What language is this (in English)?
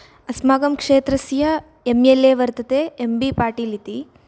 Sanskrit